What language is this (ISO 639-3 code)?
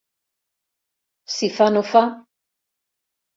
cat